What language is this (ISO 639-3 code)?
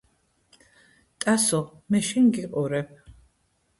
kat